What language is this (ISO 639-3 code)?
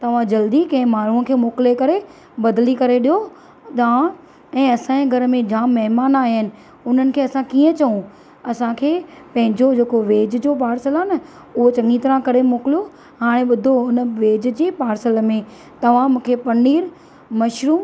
snd